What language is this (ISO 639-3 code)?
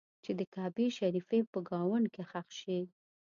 pus